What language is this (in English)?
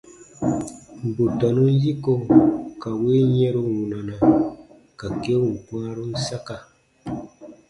Baatonum